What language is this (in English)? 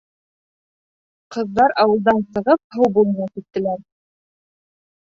Bashkir